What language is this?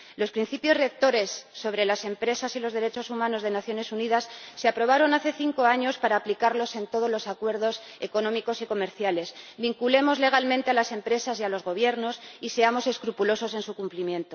Spanish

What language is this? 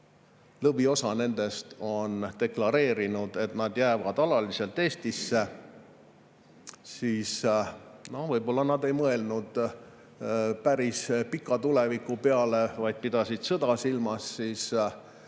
Estonian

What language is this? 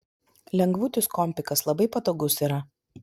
Lithuanian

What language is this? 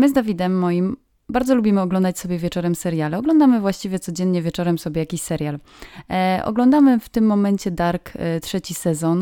Polish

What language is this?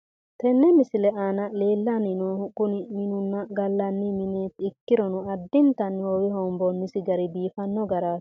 Sidamo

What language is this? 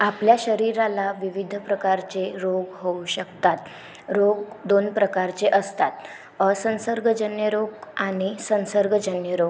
Marathi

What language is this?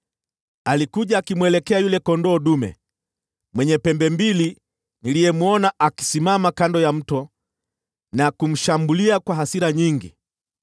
Swahili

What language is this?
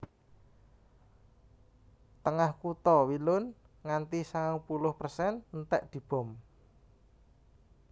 Javanese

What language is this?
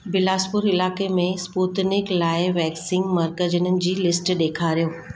Sindhi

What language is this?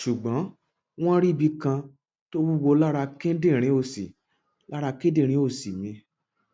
Yoruba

